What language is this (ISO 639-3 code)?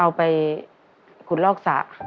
tha